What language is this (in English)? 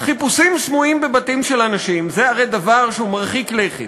Hebrew